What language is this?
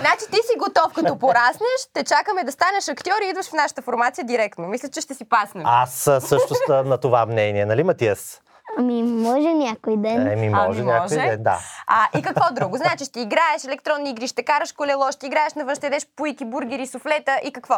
Bulgarian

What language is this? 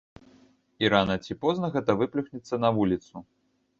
Belarusian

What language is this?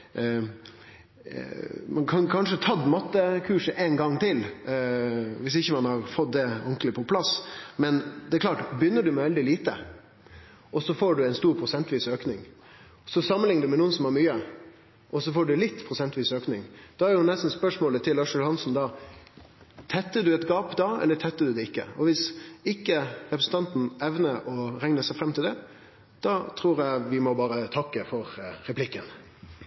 Norwegian Nynorsk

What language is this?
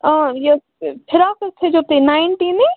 Kashmiri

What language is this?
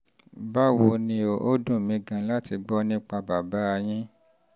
Yoruba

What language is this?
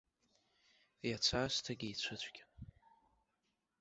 Abkhazian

